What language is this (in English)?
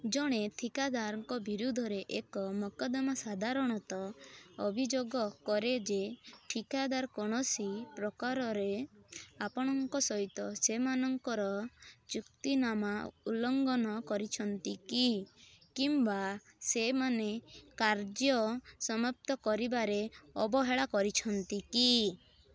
Odia